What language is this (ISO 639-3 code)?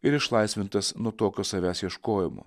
lit